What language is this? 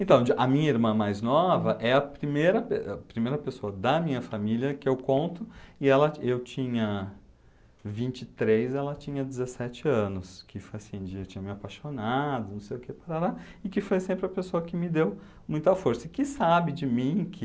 Portuguese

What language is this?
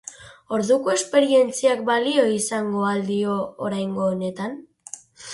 Basque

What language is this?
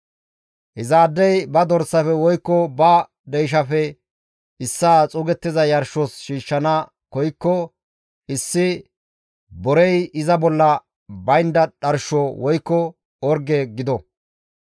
Gamo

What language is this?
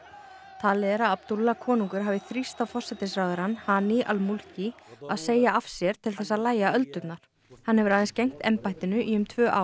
Icelandic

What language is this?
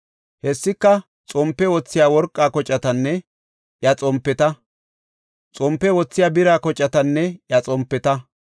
Gofa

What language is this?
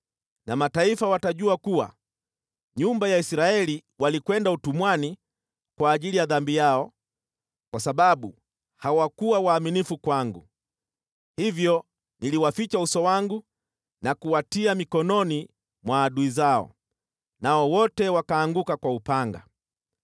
Swahili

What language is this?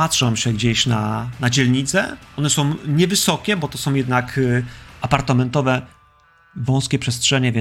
Polish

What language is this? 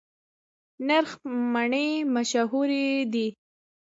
Pashto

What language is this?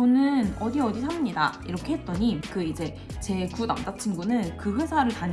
Korean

